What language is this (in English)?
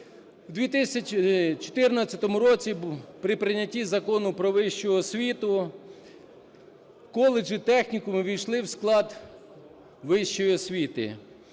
Ukrainian